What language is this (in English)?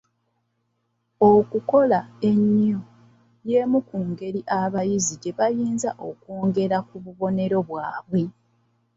Ganda